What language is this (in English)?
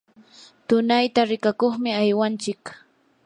Yanahuanca Pasco Quechua